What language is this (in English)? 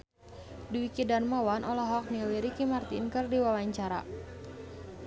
Sundanese